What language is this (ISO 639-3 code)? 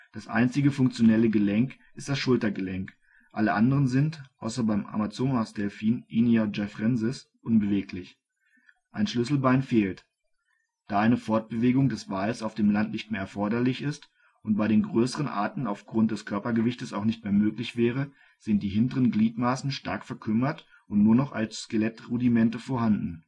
deu